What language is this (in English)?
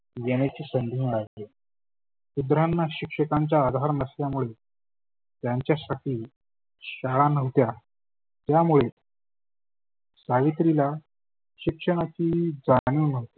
Marathi